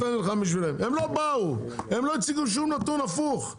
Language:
Hebrew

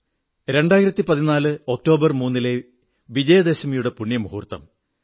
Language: Malayalam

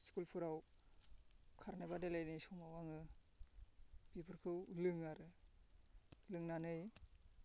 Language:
Bodo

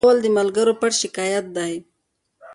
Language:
Pashto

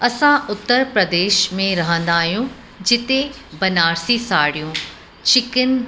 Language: Sindhi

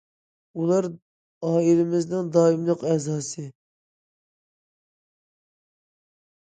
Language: Uyghur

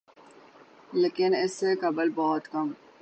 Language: Urdu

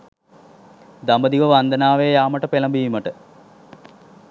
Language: Sinhala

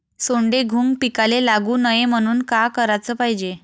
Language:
Marathi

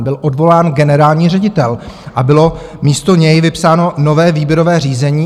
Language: Czech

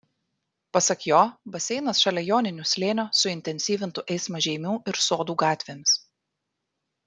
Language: Lithuanian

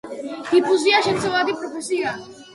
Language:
Georgian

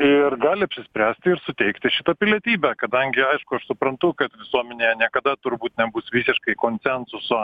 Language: Lithuanian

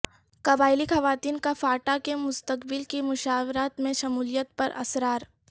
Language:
Urdu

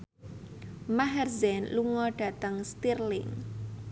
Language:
Javanese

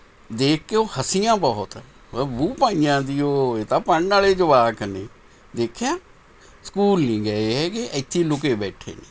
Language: Punjabi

